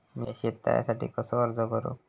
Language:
Marathi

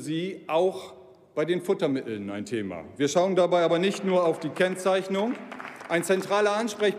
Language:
German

